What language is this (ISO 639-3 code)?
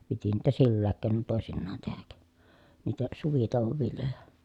fin